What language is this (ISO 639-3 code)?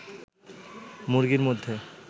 ben